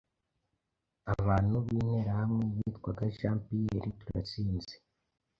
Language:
Kinyarwanda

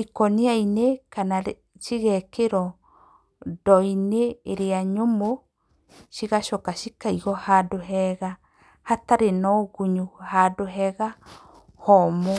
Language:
Kikuyu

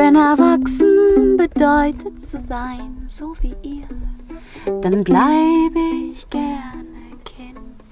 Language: German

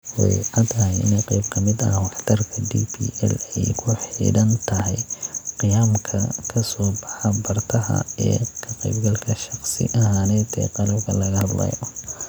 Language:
Somali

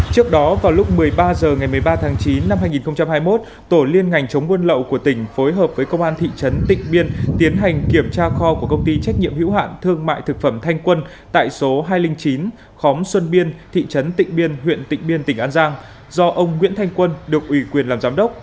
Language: Vietnamese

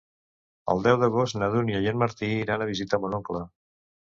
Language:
Catalan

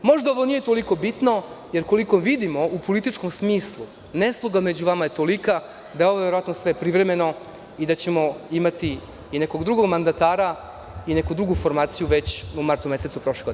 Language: Serbian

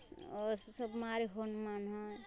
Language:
Maithili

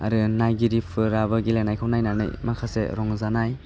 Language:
Bodo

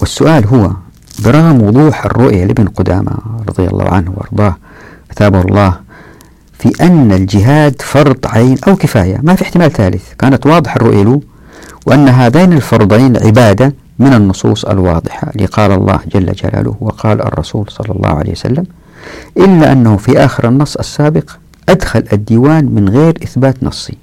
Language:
Arabic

